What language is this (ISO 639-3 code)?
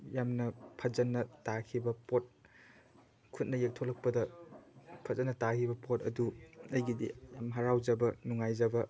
mni